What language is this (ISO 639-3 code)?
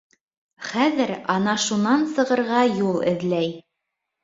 bak